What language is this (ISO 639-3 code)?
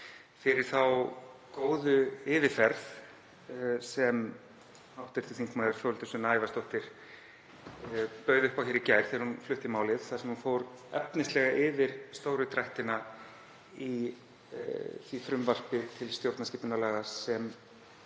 isl